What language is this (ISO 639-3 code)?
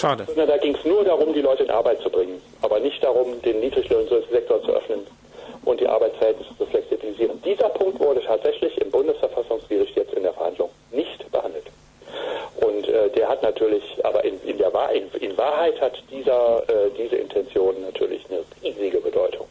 deu